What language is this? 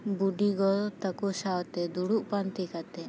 Santali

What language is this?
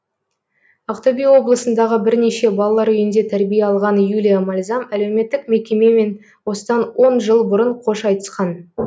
Kazakh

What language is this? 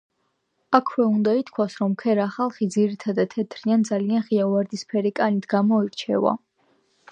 Georgian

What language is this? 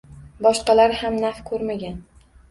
Uzbek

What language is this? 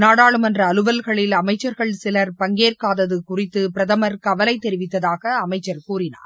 Tamil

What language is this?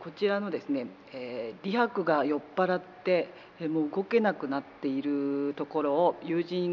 Japanese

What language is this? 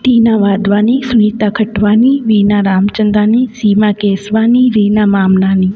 Sindhi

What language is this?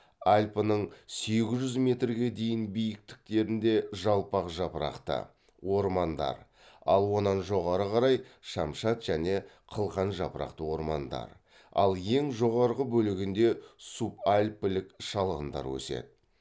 Kazakh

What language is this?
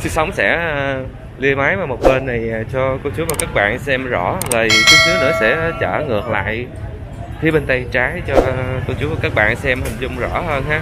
Vietnamese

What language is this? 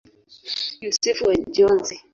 Swahili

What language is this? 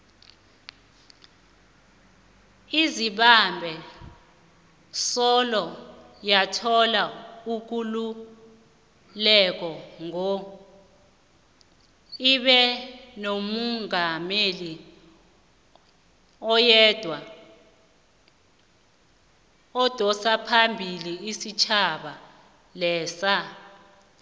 South Ndebele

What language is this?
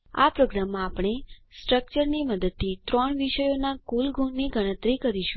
Gujarati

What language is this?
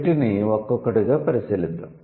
Telugu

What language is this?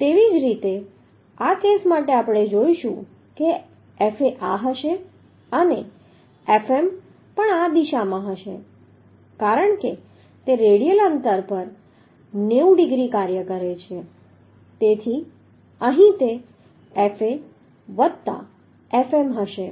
Gujarati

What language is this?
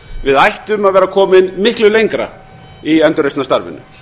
Icelandic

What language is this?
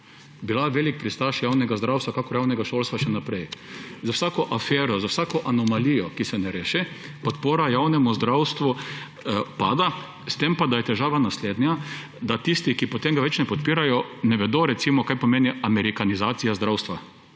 Slovenian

